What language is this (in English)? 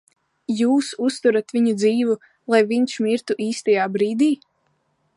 Latvian